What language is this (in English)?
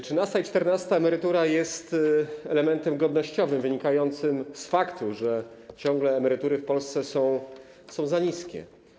Polish